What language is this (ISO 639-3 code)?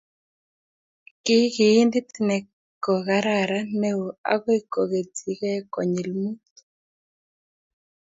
kln